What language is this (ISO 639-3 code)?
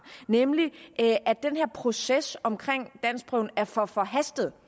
dan